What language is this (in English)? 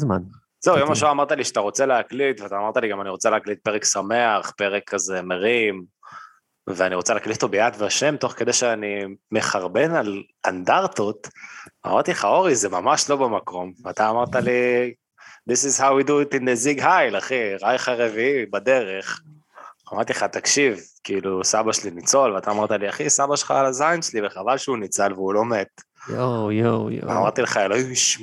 Hebrew